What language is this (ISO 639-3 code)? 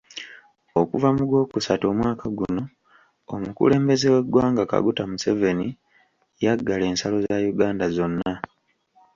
lug